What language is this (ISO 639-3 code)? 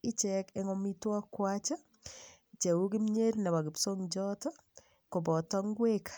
kln